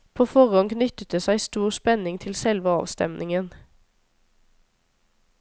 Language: Norwegian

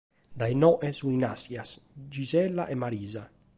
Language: Sardinian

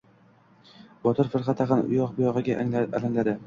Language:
Uzbek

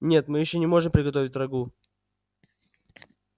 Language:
Russian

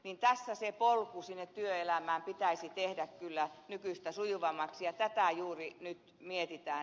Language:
Finnish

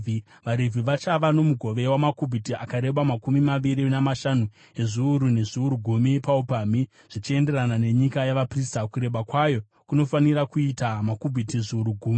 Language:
Shona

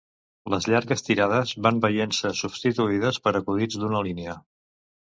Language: Catalan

